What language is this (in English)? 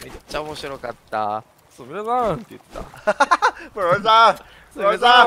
Japanese